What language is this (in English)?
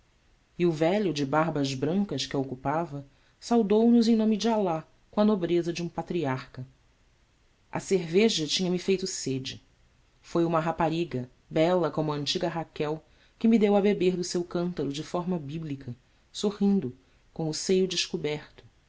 Portuguese